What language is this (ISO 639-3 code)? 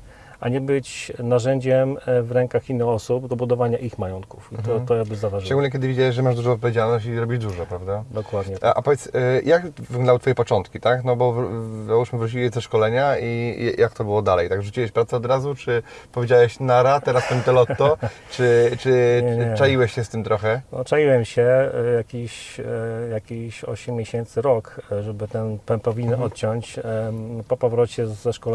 pol